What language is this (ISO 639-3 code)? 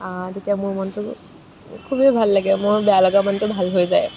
asm